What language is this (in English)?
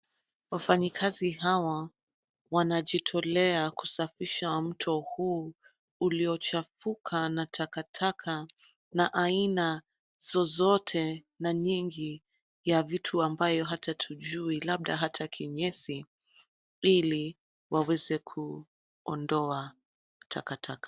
Swahili